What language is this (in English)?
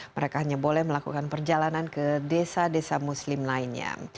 Indonesian